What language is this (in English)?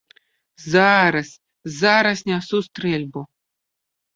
Belarusian